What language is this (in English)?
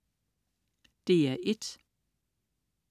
Danish